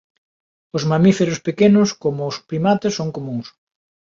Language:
Galician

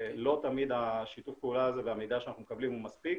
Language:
Hebrew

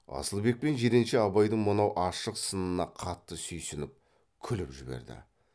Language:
Kazakh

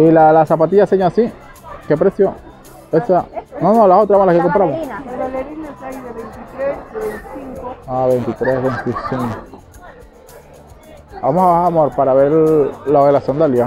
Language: Spanish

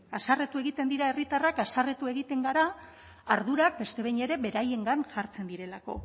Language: Basque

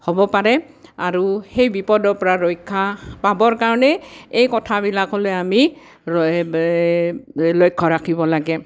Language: Assamese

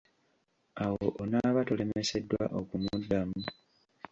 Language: Ganda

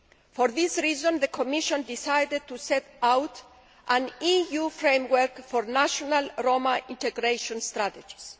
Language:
English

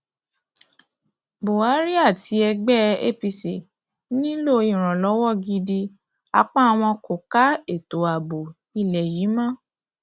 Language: Yoruba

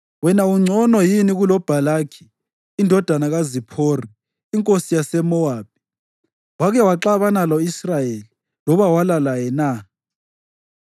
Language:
North Ndebele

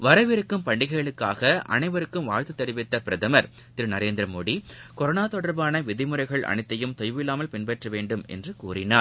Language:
Tamil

